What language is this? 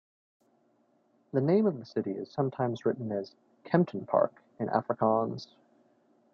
English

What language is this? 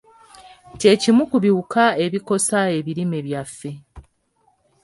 Ganda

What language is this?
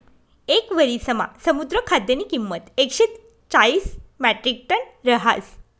Marathi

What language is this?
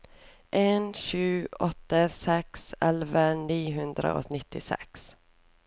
Norwegian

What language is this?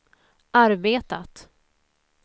Swedish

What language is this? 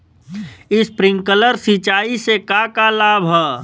Bhojpuri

